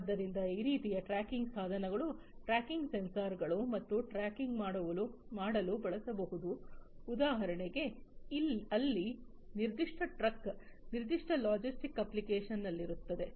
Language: Kannada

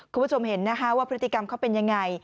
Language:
Thai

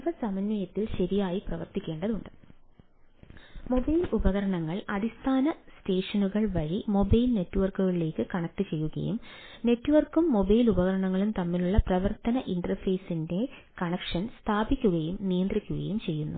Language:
Malayalam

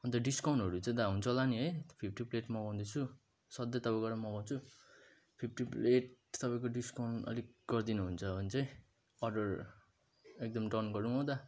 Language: Nepali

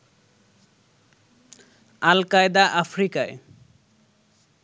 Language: Bangla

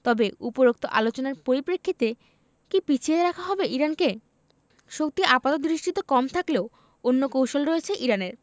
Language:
Bangla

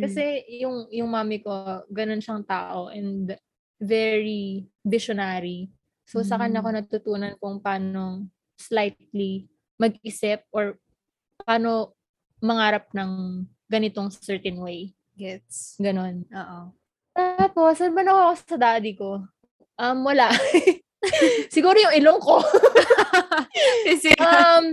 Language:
Filipino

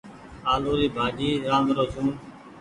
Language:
Goaria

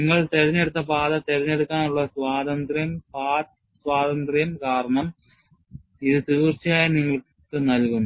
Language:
Malayalam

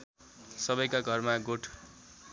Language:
Nepali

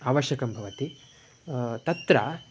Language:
Sanskrit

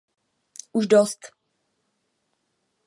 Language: Czech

